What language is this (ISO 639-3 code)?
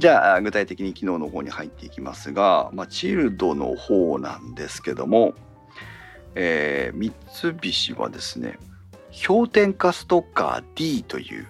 jpn